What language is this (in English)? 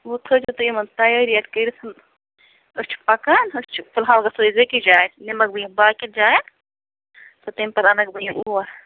Kashmiri